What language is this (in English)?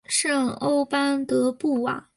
Chinese